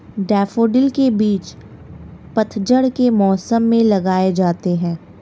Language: Hindi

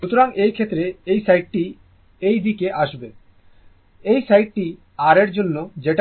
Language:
Bangla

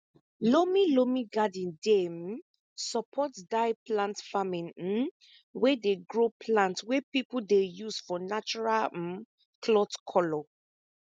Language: Nigerian Pidgin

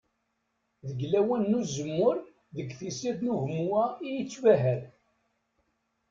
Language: Kabyle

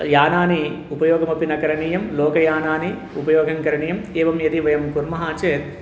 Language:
Sanskrit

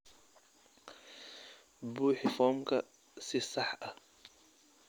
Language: Somali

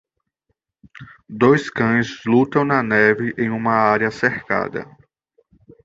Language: Portuguese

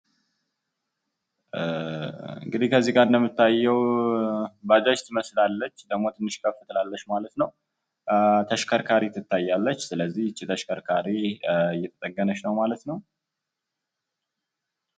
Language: Amharic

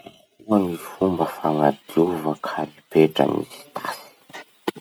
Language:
Masikoro Malagasy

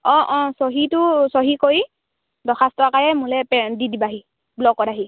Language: Assamese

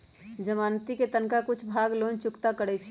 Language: Magahi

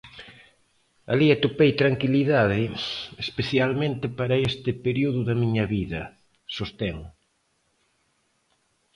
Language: Galician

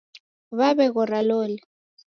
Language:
Taita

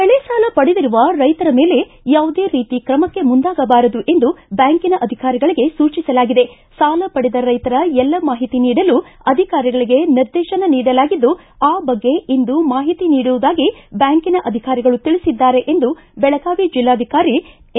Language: Kannada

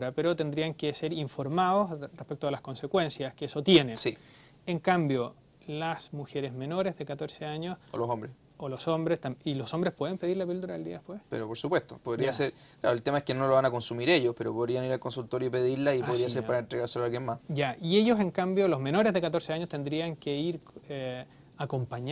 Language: Spanish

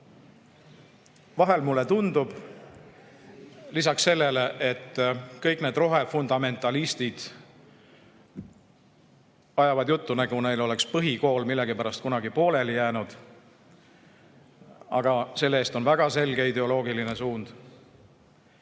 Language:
Estonian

